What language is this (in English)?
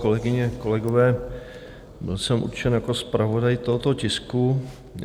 Czech